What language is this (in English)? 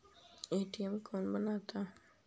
Magahi